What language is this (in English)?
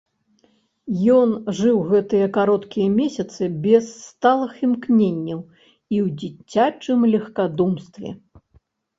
Belarusian